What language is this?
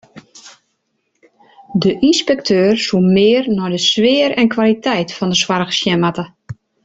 Western Frisian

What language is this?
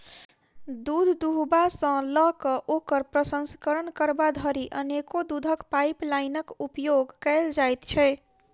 Maithili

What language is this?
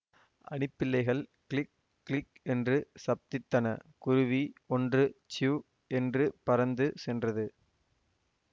Tamil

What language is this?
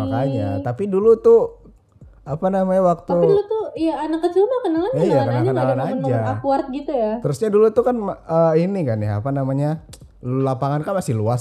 Indonesian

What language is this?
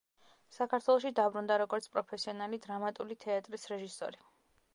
Georgian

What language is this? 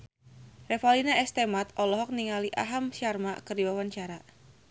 Sundanese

